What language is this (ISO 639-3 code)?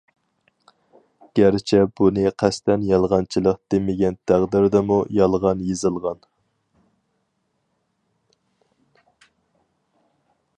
uig